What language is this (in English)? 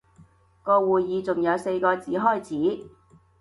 Cantonese